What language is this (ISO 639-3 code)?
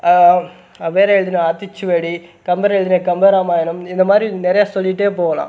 tam